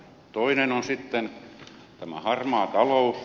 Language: Finnish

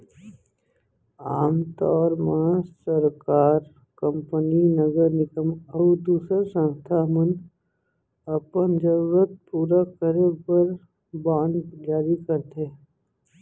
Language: Chhattisgarhi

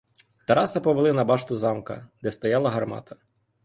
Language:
Ukrainian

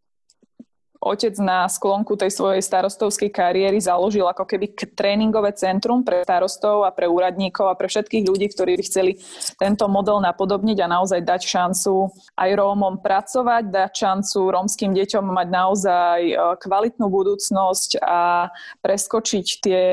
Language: Slovak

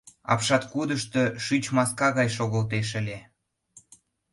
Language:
Mari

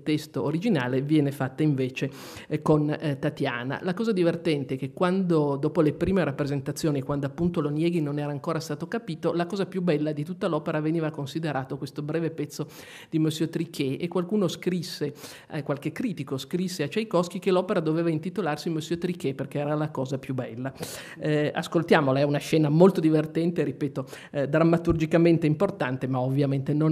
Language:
Italian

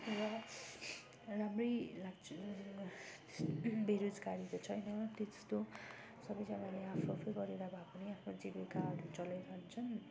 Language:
Nepali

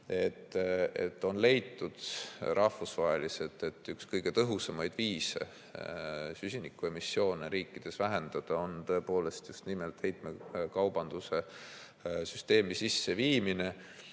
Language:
Estonian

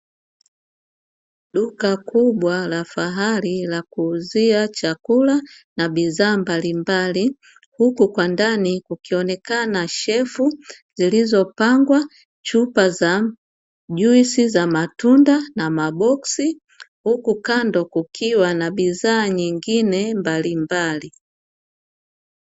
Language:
Swahili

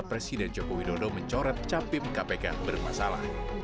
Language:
Indonesian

